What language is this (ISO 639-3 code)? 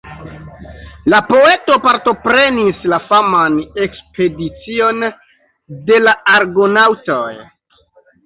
epo